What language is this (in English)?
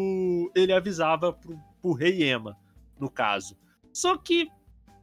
Portuguese